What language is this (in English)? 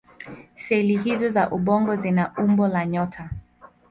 Swahili